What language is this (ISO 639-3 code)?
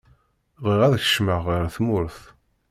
kab